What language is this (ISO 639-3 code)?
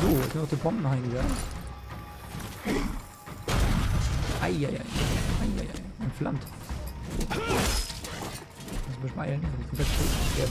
deu